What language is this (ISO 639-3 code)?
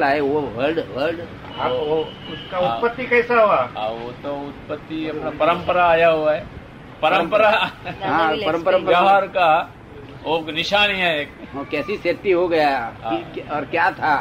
guj